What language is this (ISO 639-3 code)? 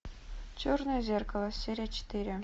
rus